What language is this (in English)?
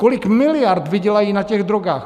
Czech